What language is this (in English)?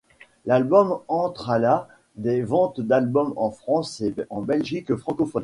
French